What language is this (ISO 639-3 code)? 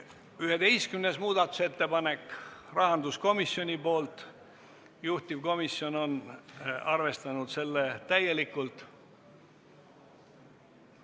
est